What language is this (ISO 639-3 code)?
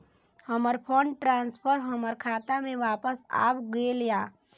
mai